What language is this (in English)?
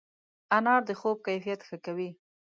Pashto